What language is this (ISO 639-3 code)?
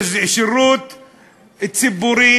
heb